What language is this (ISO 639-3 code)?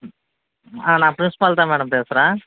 tam